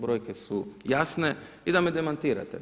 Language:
Croatian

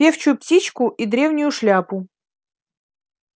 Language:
Russian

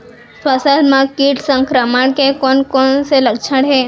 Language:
Chhattisgarhi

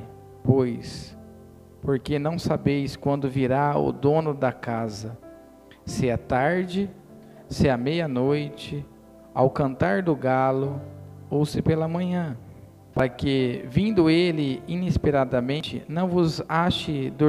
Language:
Portuguese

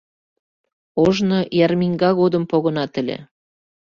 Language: Mari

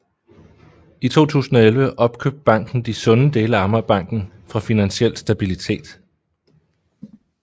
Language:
Danish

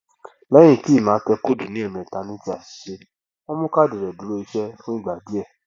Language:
Yoruba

